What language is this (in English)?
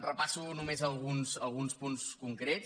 Catalan